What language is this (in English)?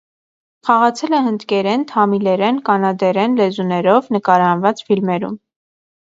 Armenian